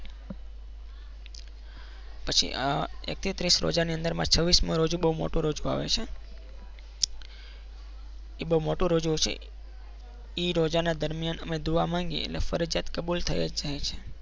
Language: Gujarati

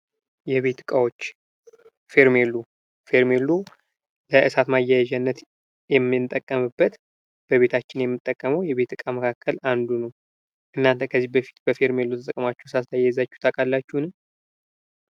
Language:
Amharic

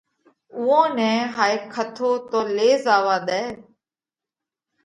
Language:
Parkari Koli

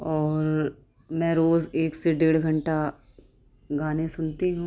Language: Urdu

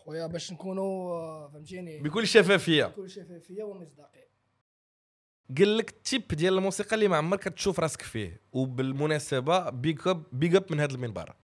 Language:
Arabic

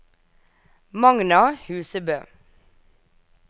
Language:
Norwegian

